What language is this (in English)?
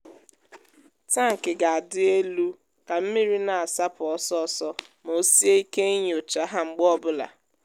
Igbo